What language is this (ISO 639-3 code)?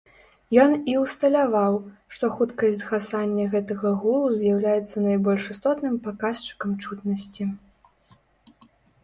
bel